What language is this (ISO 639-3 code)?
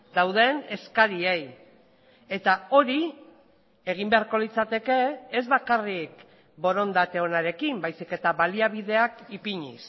eus